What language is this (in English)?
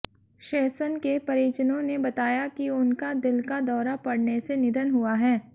Hindi